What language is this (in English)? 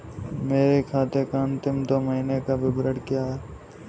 Hindi